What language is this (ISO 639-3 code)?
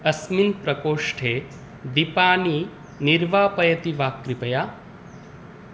san